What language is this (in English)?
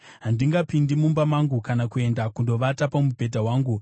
Shona